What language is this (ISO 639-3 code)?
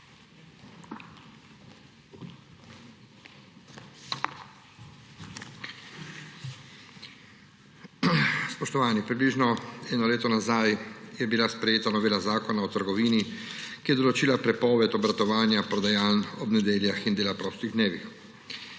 slv